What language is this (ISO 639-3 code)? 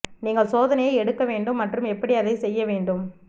tam